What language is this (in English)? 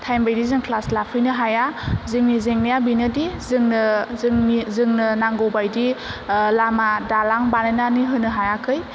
Bodo